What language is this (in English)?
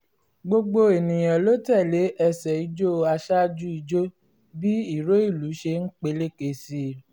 Yoruba